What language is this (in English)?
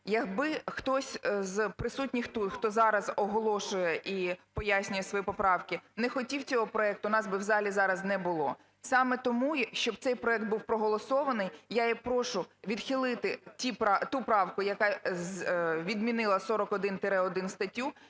Ukrainian